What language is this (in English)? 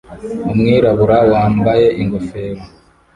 Kinyarwanda